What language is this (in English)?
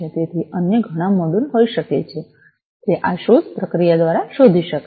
Gujarati